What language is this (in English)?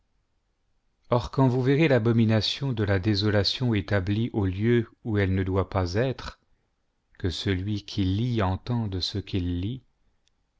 French